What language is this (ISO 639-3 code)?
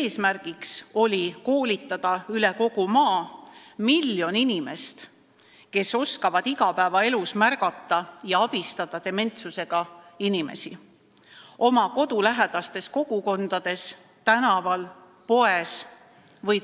est